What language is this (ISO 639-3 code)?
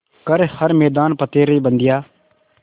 hin